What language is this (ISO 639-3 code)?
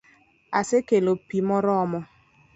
luo